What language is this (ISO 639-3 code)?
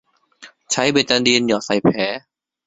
tha